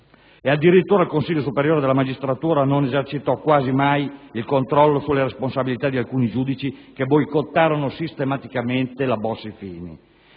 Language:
Italian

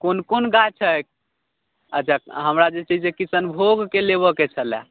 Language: Maithili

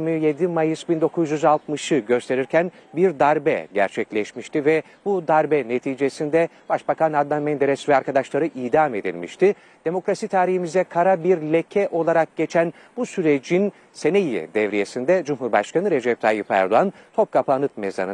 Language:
Turkish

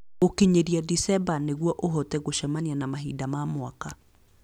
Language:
Kikuyu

